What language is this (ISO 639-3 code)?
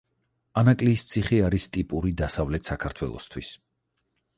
kat